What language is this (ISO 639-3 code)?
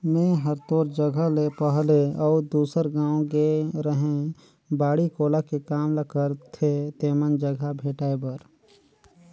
hne